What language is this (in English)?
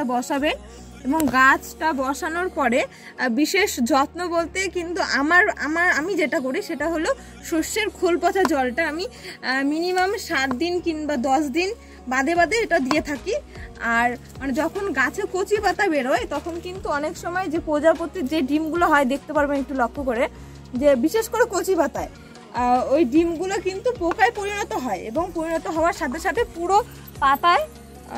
Indonesian